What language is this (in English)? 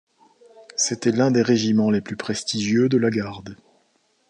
French